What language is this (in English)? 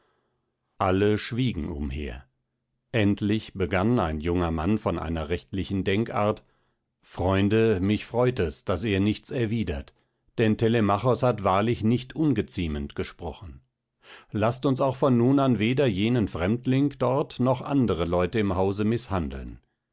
German